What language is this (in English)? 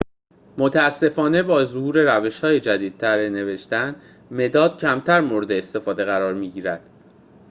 Persian